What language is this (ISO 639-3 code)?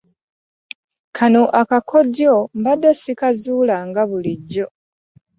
lug